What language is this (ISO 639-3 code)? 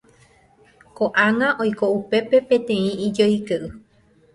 grn